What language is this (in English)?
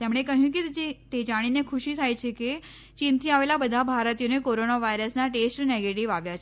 Gujarati